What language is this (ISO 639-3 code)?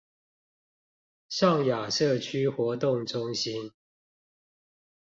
zho